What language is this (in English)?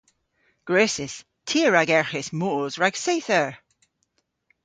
Cornish